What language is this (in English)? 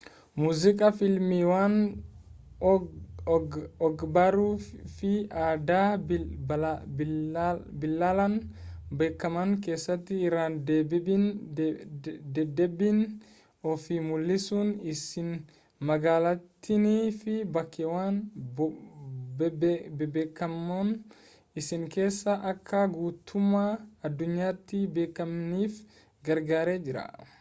Oromo